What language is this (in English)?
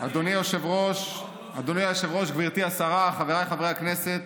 Hebrew